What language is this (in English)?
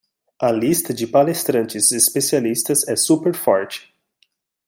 Portuguese